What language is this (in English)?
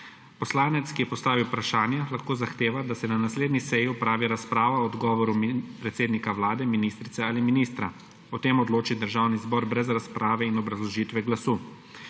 Slovenian